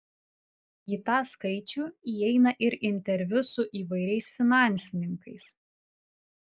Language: Lithuanian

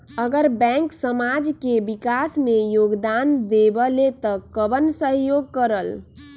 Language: Magahi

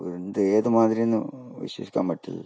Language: Malayalam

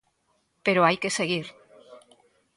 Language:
Galician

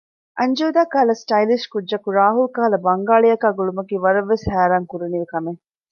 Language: Divehi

